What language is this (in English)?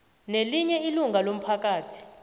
South Ndebele